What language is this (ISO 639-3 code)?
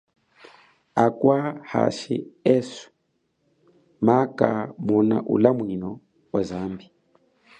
cjk